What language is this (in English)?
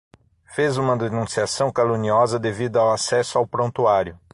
Portuguese